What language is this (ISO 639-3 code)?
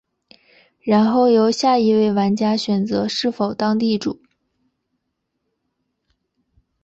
zho